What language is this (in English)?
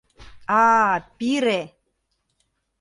Mari